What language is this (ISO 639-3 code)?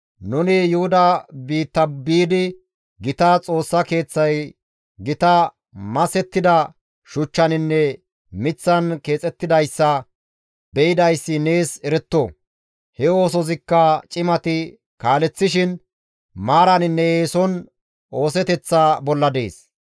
gmv